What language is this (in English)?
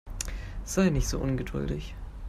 German